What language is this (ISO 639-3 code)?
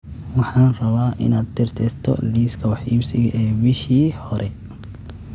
som